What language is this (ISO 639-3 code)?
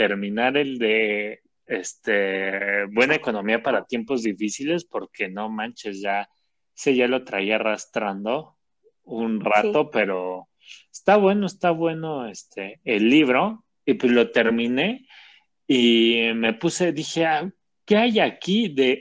spa